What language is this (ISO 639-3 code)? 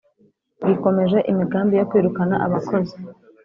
kin